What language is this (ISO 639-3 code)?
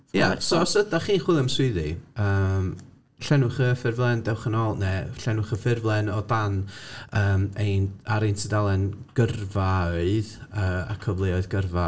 cym